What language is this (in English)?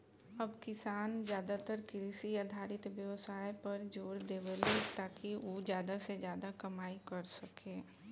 Bhojpuri